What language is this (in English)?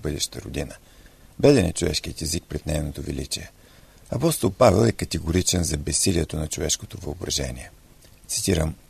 Bulgarian